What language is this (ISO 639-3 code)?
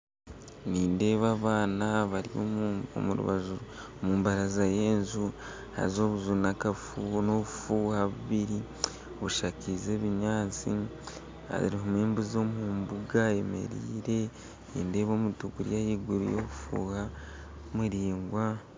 nyn